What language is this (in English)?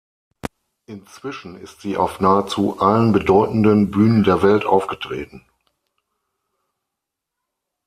German